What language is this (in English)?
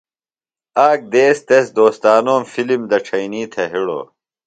Phalura